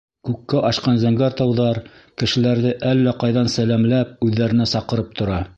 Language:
Bashkir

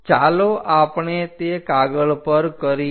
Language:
Gujarati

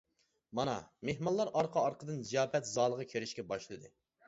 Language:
Uyghur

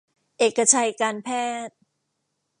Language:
Thai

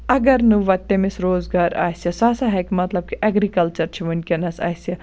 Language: Kashmiri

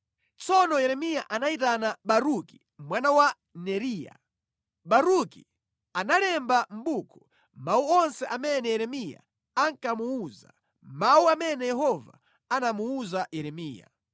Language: Nyanja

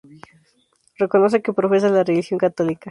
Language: Spanish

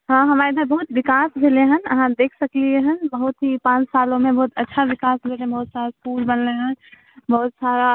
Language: Maithili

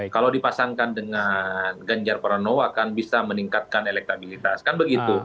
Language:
Indonesian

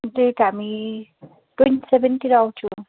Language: Nepali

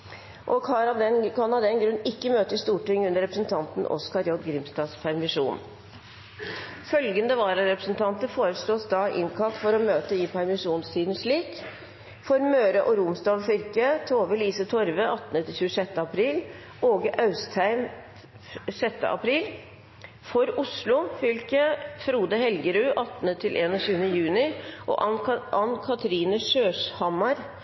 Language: Norwegian Bokmål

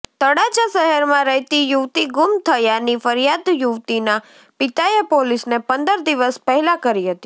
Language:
Gujarati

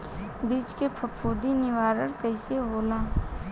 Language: Bhojpuri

